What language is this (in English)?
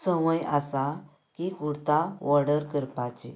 Konkani